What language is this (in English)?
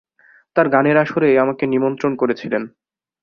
Bangla